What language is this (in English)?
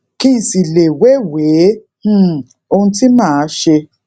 Yoruba